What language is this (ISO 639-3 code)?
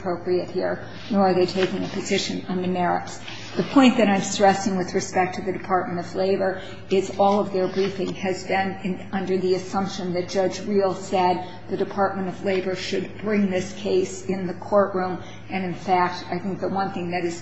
eng